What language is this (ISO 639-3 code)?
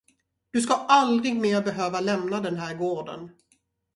swe